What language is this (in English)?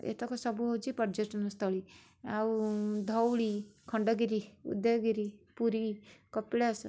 Odia